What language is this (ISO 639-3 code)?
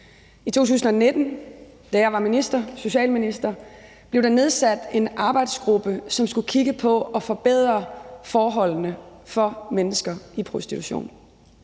dan